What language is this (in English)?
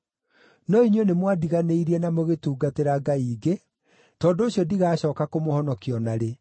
Kikuyu